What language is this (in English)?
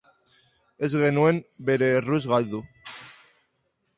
Basque